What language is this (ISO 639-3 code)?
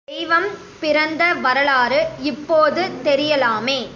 tam